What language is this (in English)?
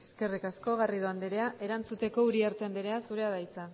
Basque